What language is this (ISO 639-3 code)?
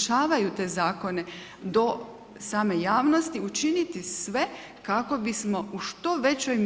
hrv